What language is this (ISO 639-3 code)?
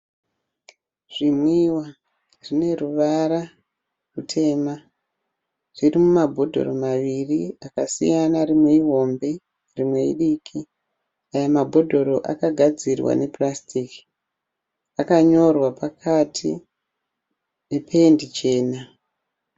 sna